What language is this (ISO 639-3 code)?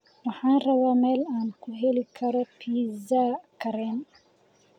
som